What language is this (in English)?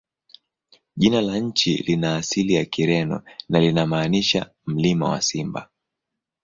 Swahili